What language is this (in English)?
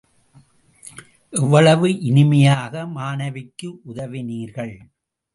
Tamil